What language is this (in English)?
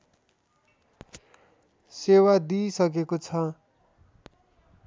Nepali